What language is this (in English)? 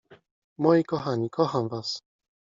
Polish